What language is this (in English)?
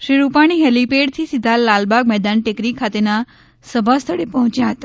Gujarati